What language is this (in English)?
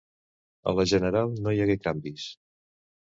Catalan